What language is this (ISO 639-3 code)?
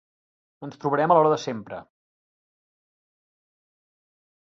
cat